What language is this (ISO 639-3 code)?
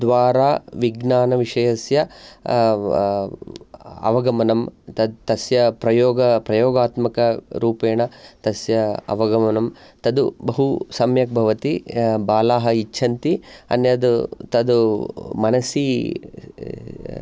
san